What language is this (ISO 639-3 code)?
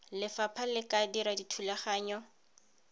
tsn